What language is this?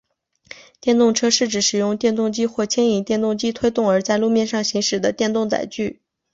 Chinese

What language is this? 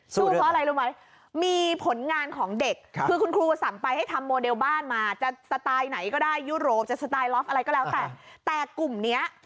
Thai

